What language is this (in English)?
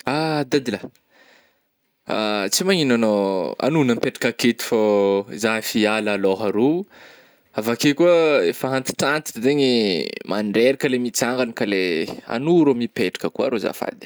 Northern Betsimisaraka Malagasy